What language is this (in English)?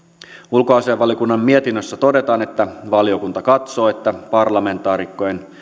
Finnish